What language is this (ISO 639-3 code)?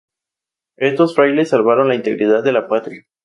spa